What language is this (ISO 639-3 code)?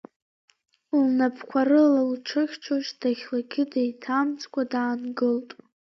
abk